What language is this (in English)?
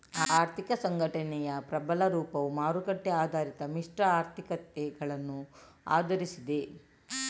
Kannada